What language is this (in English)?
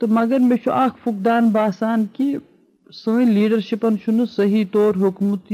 Urdu